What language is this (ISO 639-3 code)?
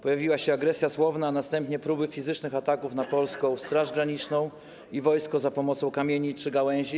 pol